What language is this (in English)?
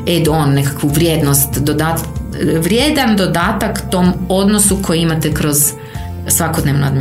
Croatian